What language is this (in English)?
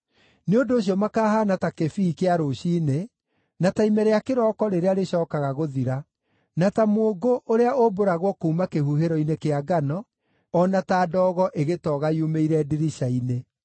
Kikuyu